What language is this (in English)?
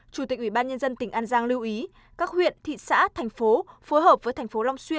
Vietnamese